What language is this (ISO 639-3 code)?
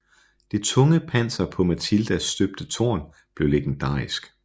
dan